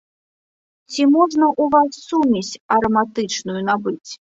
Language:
Belarusian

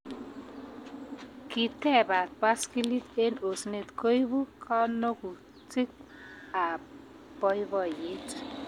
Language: Kalenjin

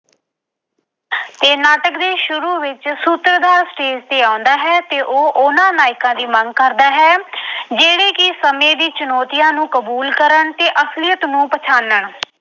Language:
Punjabi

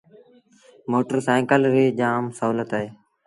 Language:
Sindhi Bhil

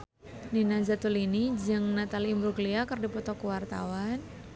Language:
Sundanese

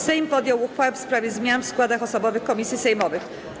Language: Polish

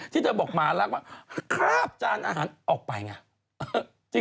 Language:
Thai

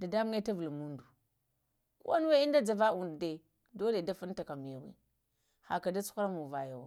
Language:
Lamang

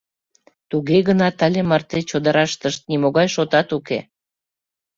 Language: Mari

